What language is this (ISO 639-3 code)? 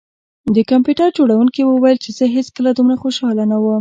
pus